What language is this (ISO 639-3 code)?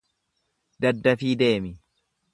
orm